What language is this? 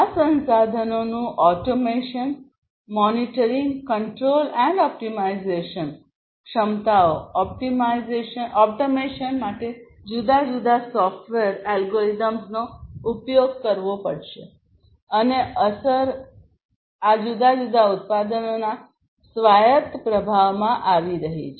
Gujarati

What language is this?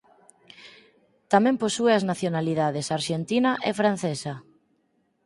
Galician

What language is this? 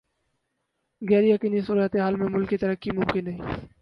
Urdu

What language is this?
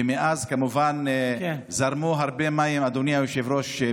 Hebrew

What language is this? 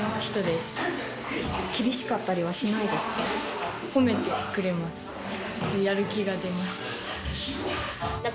Japanese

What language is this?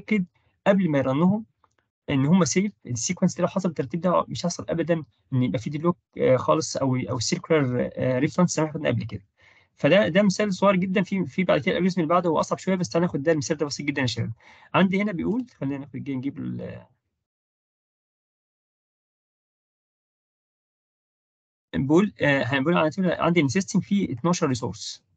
Arabic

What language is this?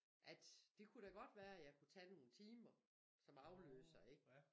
Danish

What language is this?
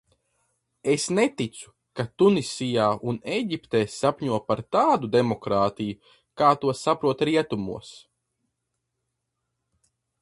Latvian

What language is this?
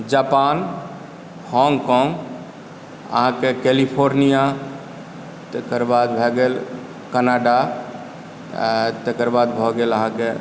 Maithili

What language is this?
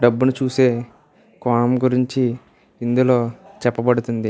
Telugu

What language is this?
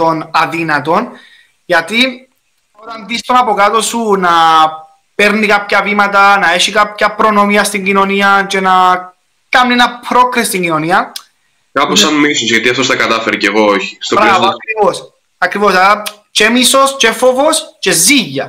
Greek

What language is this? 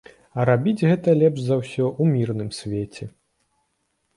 Belarusian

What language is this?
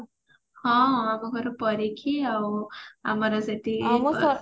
Odia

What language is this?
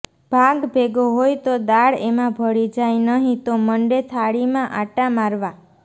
Gujarati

